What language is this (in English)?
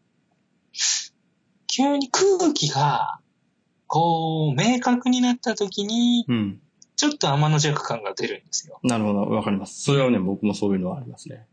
Japanese